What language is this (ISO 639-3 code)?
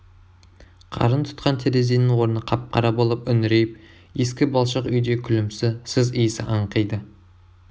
kaz